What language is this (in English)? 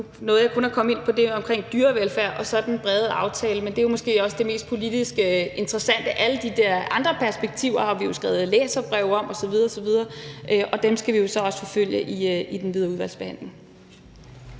Danish